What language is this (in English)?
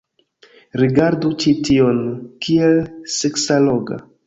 Esperanto